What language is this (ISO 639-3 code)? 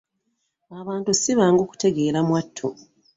lug